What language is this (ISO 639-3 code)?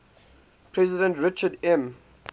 eng